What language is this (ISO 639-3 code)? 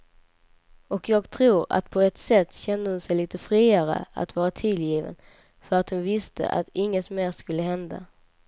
swe